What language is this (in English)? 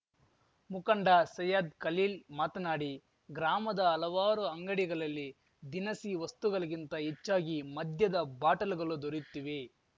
Kannada